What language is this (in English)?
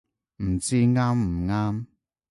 Cantonese